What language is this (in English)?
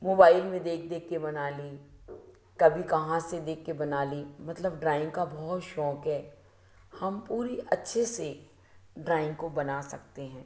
Hindi